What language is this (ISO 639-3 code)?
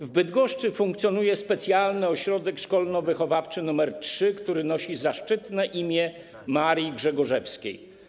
pol